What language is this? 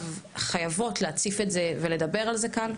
Hebrew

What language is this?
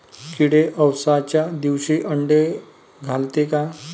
Marathi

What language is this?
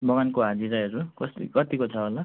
Nepali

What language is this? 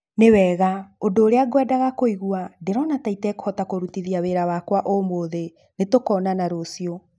Kikuyu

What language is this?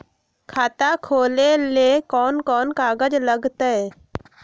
Magahi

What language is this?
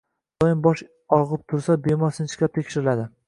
Uzbek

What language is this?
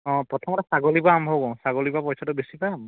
Assamese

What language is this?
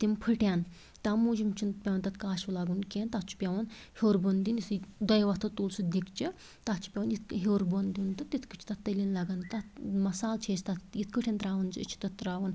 Kashmiri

